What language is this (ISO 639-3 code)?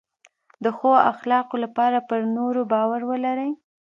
pus